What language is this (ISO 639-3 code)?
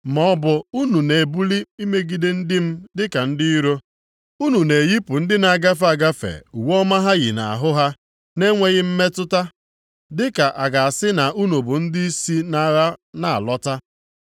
ibo